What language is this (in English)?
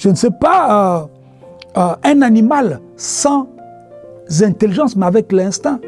French